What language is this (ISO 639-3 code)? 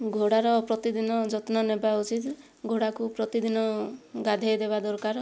ori